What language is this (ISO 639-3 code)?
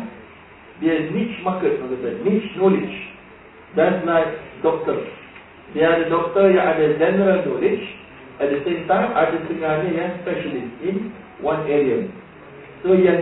msa